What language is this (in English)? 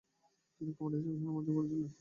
Bangla